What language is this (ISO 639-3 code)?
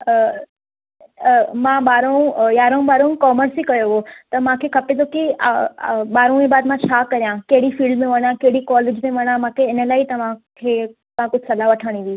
snd